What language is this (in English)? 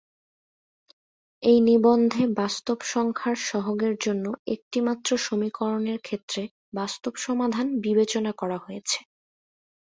Bangla